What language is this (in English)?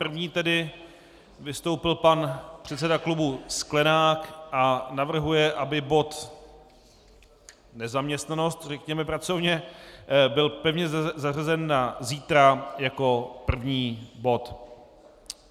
Czech